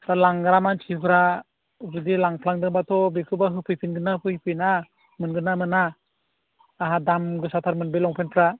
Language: Bodo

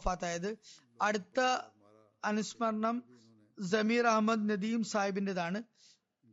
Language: Malayalam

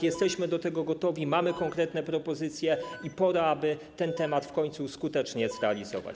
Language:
Polish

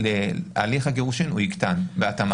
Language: Hebrew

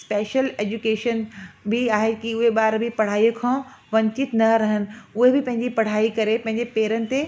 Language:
Sindhi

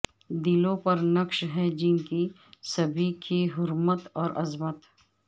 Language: Urdu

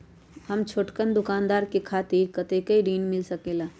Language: Magahi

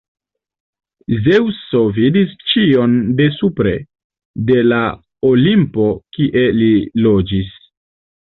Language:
Esperanto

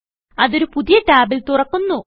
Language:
Malayalam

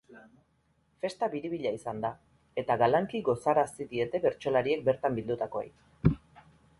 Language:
Basque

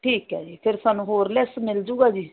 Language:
Punjabi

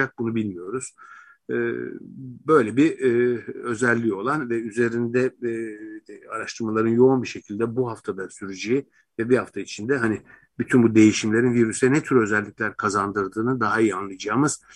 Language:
Turkish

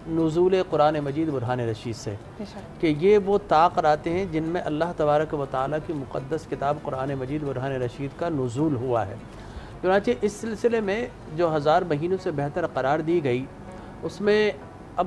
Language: Hindi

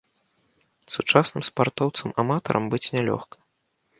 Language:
Belarusian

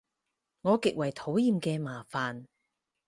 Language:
Cantonese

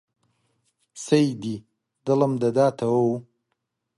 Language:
Central Kurdish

